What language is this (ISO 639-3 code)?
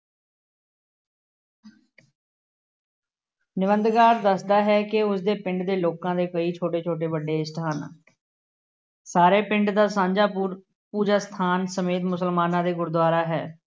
pan